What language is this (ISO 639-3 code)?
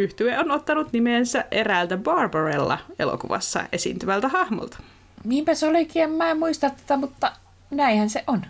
fin